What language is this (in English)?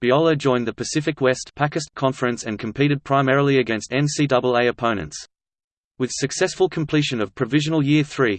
English